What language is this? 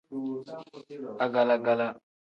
Tem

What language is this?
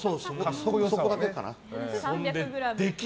Japanese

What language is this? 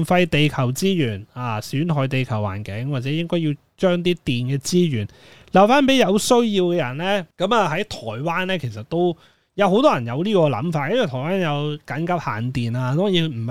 Chinese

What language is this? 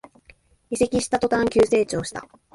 Japanese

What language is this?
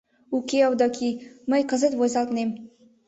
Mari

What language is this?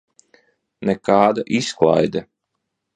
Latvian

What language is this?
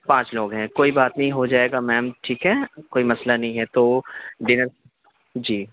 Urdu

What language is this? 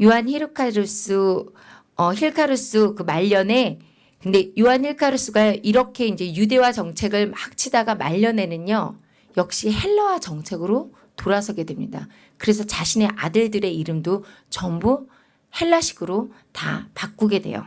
Korean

